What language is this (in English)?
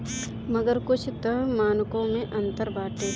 Bhojpuri